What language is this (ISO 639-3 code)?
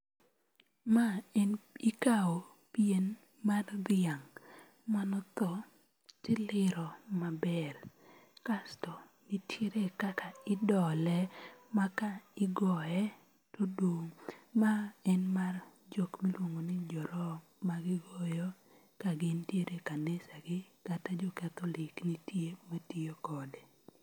luo